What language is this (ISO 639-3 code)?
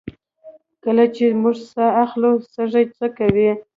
pus